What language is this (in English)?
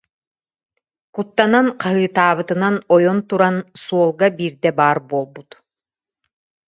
Yakut